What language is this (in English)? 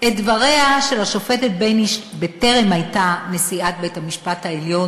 Hebrew